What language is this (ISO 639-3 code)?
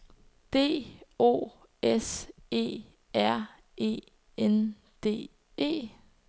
dan